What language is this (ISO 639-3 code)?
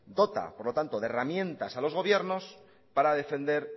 spa